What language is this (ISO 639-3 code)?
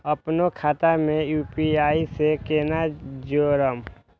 mai